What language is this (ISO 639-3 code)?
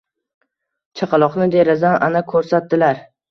uzb